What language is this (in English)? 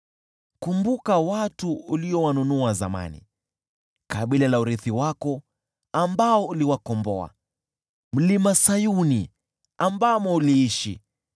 Swahili